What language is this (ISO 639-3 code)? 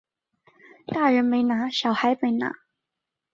zho